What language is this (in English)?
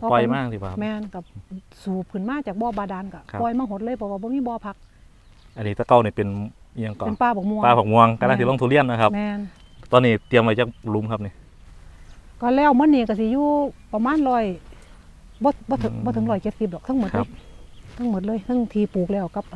Thai